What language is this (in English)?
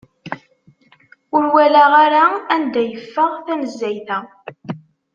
Kabyle